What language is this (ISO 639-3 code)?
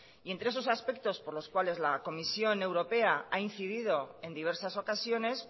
spa